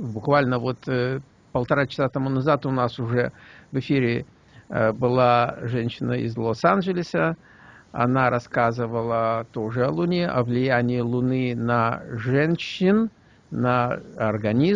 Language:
Russian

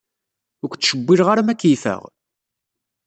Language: Kabyle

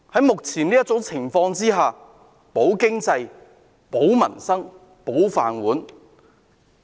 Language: Cantonese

